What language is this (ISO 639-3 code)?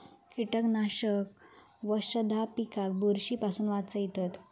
mar